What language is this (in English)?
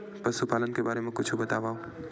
Chhattisgarhi